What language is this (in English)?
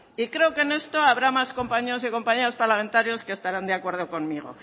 Spanish